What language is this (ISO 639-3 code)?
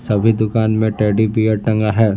hin